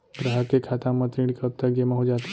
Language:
Chhattisgarhi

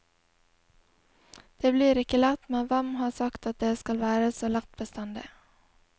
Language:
Norwegian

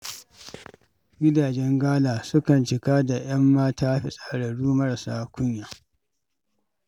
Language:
Hausa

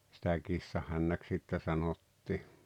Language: Finnish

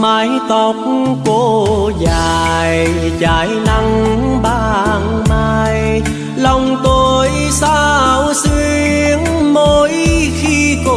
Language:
Vietnamese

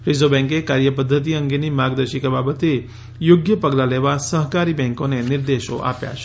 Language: Gujarati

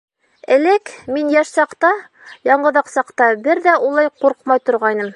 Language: Bashkir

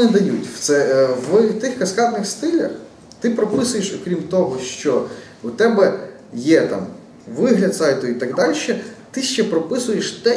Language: Ukrainian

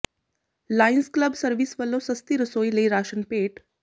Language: Punjabi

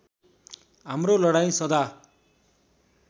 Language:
Nepali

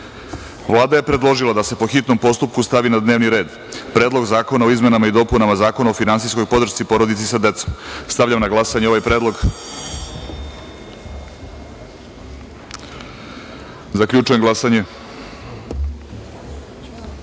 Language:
Serbian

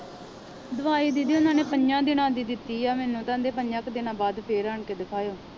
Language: Punjabi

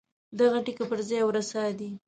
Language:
Pashto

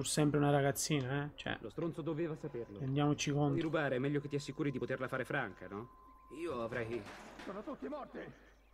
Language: Italian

